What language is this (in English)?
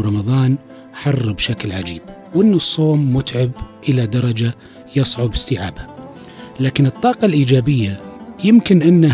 Arabic